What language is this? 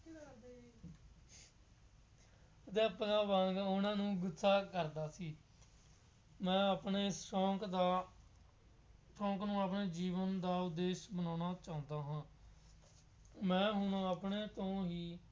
Punjabi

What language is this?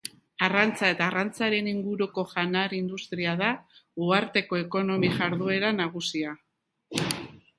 Basque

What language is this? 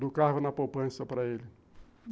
Portuguese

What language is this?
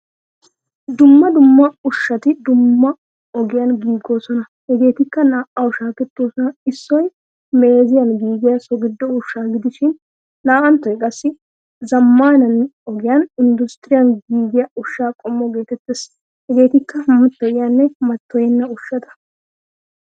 Wolaytta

